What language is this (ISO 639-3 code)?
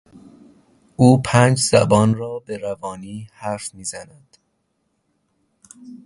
fas